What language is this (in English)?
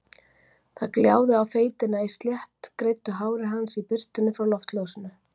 Icelandic